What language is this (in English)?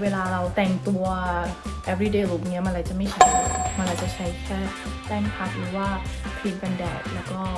Thai